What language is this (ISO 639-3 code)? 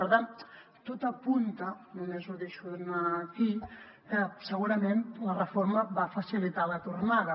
cat